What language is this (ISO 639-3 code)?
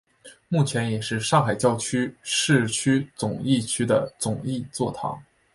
zho